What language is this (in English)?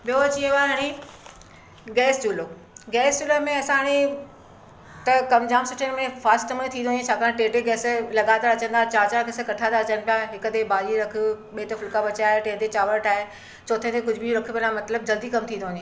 Sindhi